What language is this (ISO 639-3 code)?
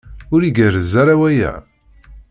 kab